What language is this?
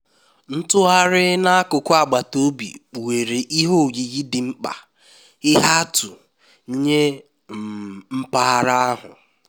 Igbo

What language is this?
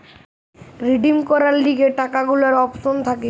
Bangla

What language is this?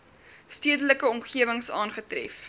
Afrikaans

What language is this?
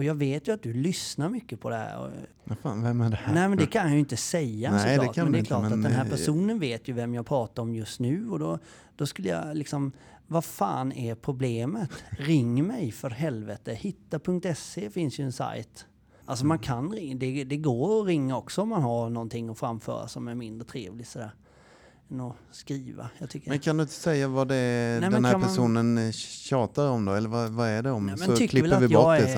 Swedish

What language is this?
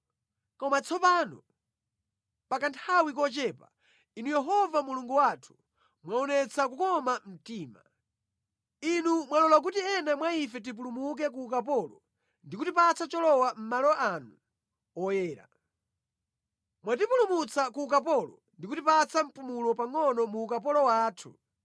Nyanja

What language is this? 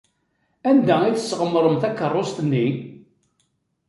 Kabyle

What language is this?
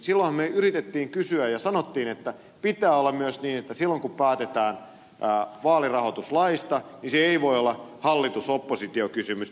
Finnish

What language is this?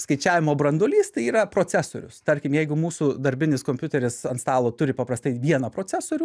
Lithuanian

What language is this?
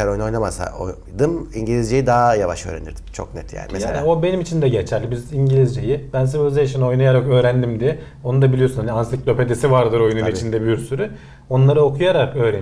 Turkish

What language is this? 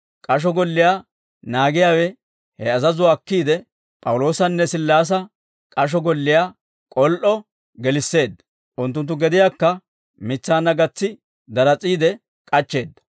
Dawro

